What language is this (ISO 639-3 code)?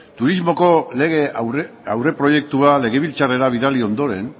eus